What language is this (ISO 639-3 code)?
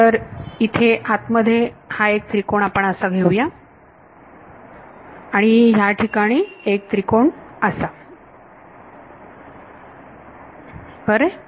mar